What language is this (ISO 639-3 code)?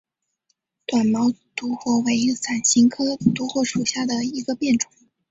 zho